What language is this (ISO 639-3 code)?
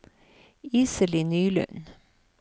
nor